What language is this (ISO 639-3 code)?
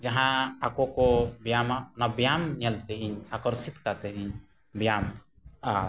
sat